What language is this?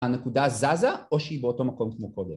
Hebrew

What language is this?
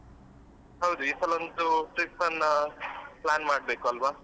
Kannada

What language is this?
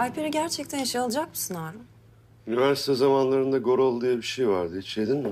Turkish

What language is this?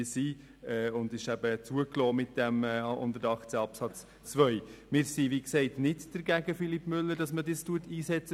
Swiss German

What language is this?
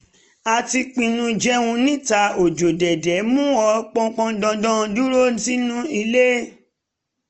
Yoruba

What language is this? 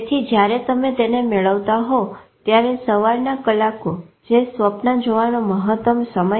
Gujarati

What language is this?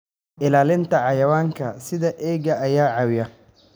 Somali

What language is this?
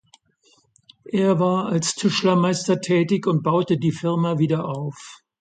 German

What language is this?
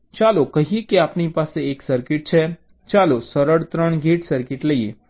Gujarati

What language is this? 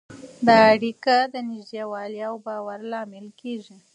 Pashto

